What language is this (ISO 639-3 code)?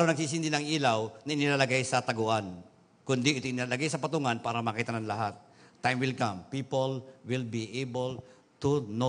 fil